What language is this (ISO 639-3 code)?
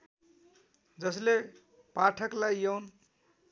nep